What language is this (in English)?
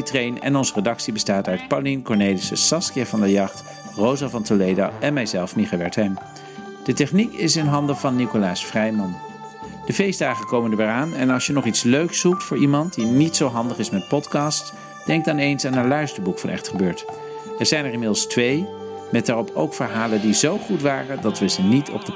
Dutch